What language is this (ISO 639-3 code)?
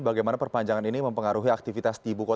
ind